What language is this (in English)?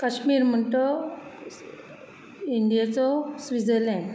Konkani